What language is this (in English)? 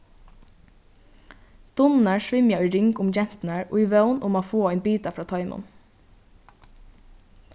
Faroese